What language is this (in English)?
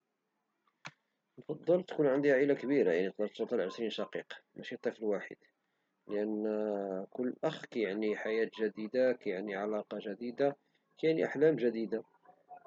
Moroccan Arabic